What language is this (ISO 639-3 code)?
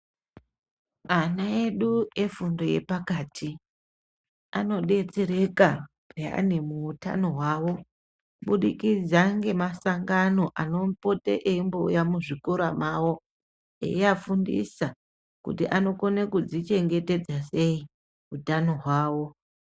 ndc